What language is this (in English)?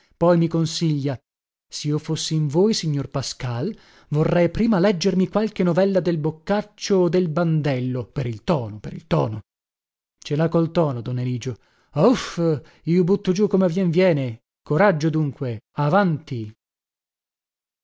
Italian